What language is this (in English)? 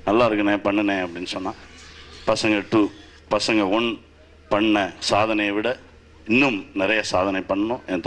Romanian